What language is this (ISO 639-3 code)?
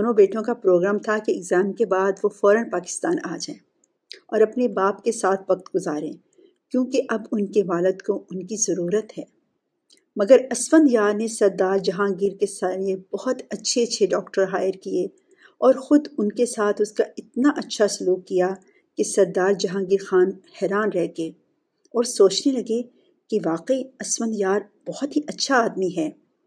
urd